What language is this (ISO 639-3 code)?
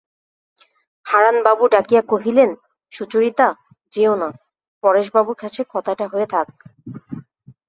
ben